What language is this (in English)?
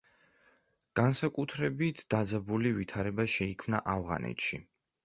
Georgian